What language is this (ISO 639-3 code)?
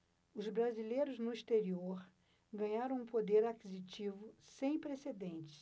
por